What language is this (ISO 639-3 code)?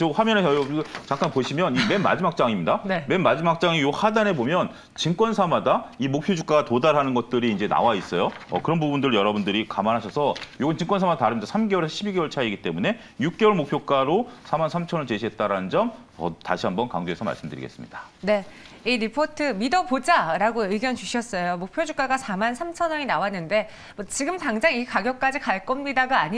kor